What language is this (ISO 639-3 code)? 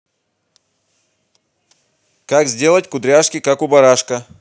rus